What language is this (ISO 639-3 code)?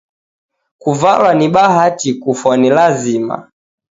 dav